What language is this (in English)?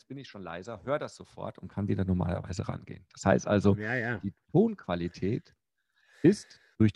German